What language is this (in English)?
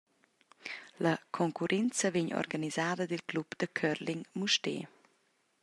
Romansh